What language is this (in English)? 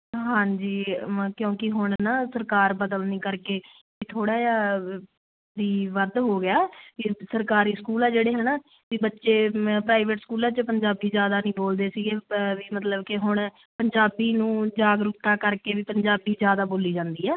Punjabi